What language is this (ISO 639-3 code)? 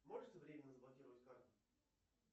rus